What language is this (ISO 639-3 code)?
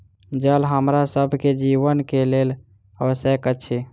mai